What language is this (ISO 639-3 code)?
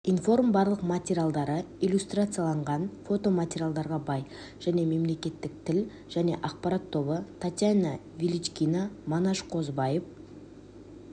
kaz